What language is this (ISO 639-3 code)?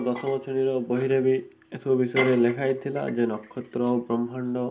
ori